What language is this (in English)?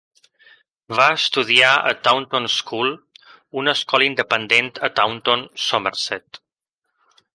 Catalan